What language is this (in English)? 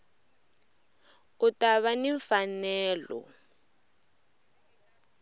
Tsonga